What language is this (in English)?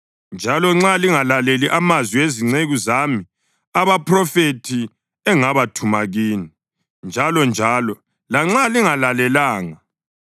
North Ndebele